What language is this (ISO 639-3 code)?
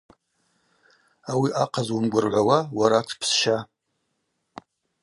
abq